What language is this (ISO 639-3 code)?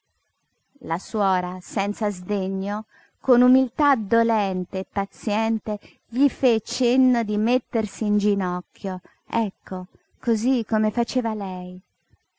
ita